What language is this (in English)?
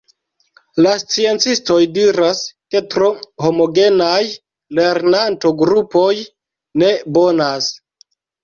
Esperanto